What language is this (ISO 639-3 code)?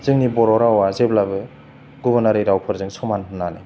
brx